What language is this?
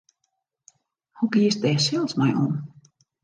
Western Frisian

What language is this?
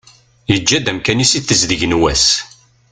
Kabyle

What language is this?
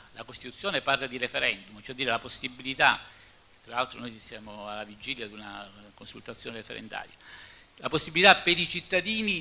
Italian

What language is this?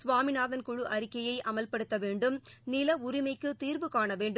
Tamil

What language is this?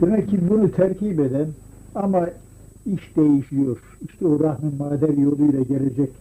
Turkish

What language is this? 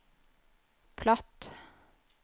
Norwegian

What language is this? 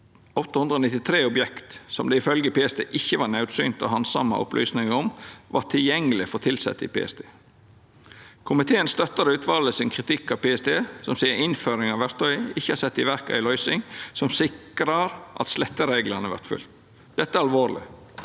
Norwegian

